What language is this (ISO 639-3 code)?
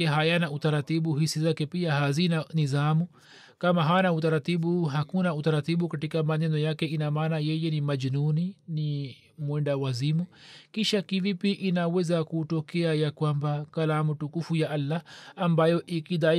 swa